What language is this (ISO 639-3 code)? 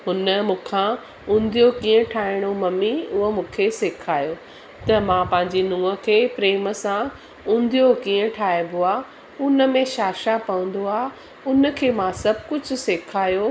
snd